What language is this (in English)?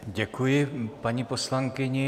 Czech